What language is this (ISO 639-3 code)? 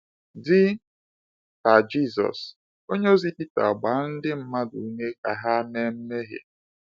ibo